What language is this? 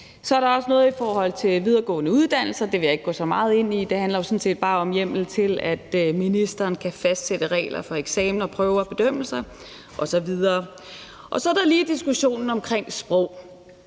Danish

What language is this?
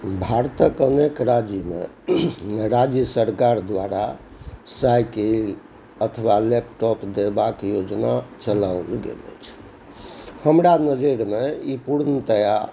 Maithili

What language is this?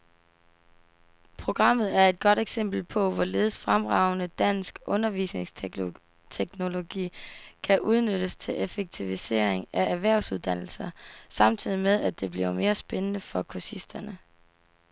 Danish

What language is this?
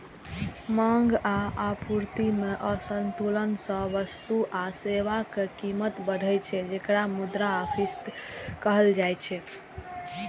Maithili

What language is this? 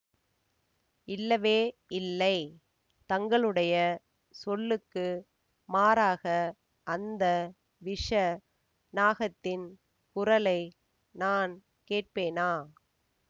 Tamil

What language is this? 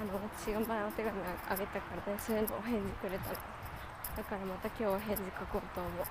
Japanese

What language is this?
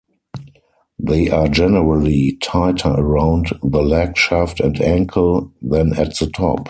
English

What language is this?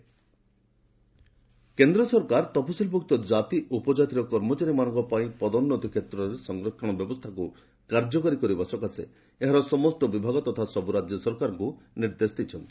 Odia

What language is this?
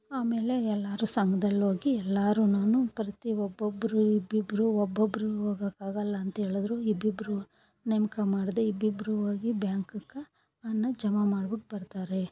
Kannada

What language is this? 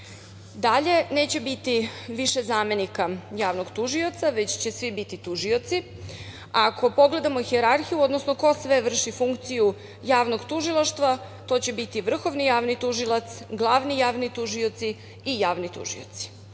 Serbian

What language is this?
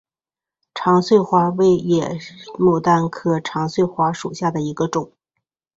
Chinese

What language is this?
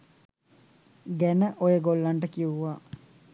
Sinhala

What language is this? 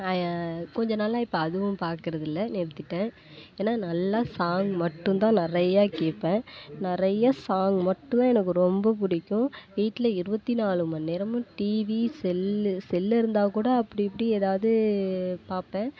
Tamil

